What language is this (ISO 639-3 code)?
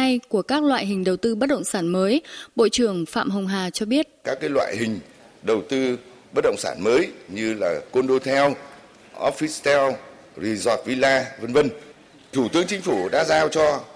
vie